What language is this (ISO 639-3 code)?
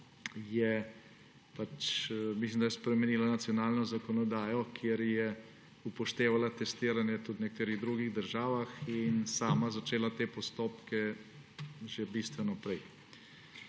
slv